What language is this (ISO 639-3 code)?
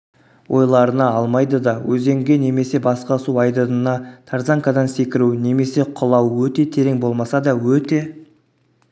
kaz